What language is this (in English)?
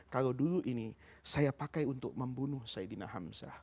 Indonesian